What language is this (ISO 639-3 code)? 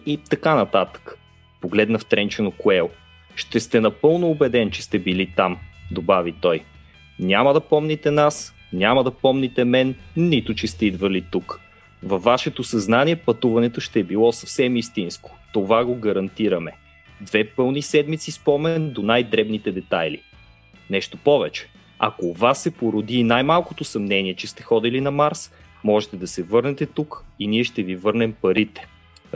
bul